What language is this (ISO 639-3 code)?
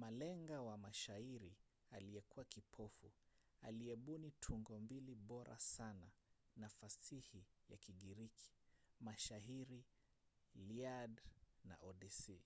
swa